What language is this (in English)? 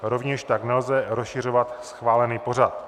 Czech